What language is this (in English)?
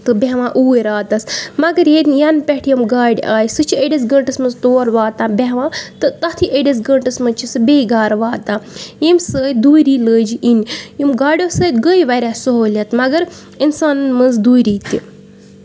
Kashmiri